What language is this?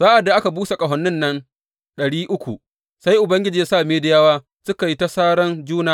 Hausa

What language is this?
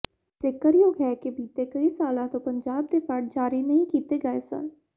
Punjabi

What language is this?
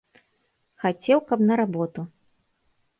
Belarusian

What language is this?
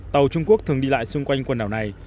Vietnamese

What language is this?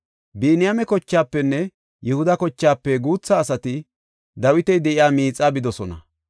Gofa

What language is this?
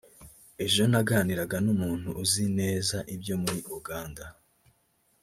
Kinyarwanda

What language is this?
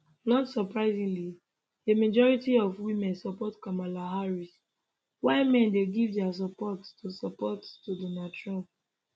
Nigerian Pidgin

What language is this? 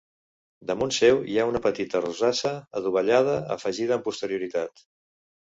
Catalan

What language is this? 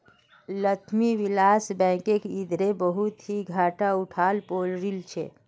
Magahi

